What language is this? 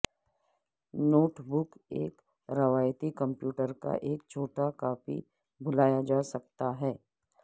Urdu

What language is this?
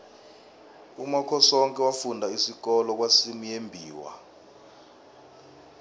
South Ndebele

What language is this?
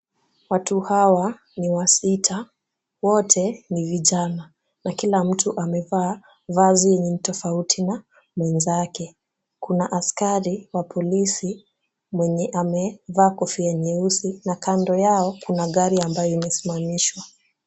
Swahili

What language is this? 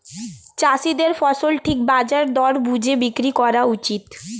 Bangla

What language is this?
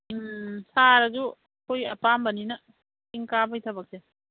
Manipuri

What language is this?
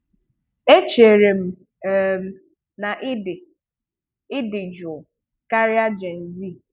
Igbo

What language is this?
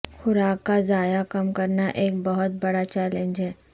Urdu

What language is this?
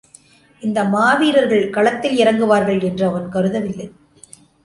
Tamil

